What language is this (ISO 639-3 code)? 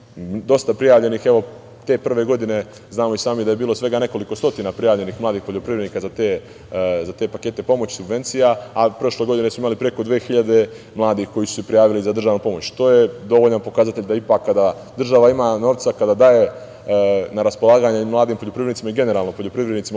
srp